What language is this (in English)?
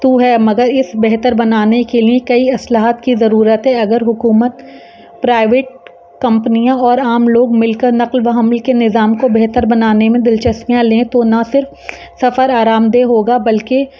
Urdu